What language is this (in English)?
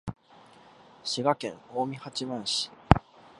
Japanese